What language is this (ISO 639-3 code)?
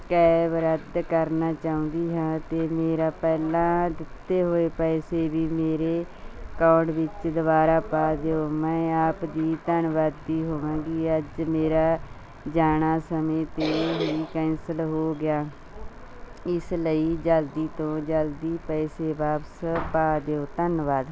pan